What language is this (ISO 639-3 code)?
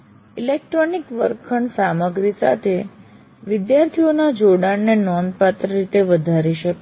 guj